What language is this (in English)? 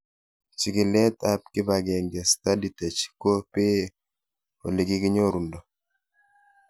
Kalenjin